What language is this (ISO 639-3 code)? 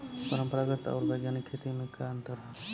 bho